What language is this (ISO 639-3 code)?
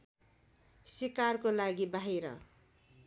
nep